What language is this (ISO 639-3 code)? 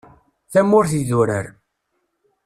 kab